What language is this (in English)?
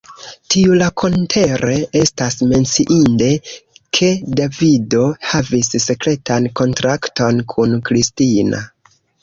Esperanto